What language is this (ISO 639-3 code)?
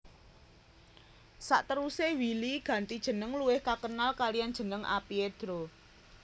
jav